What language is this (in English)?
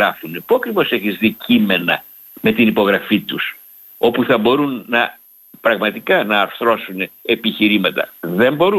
Greek